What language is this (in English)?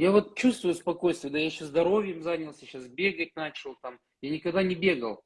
Russian